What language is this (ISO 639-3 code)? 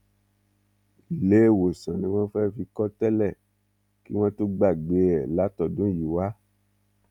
yor